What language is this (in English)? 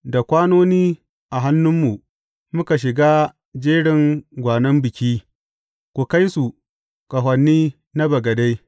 Hausa